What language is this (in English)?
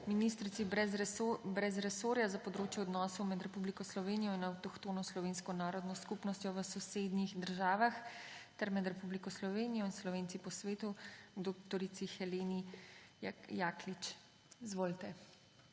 Slovenian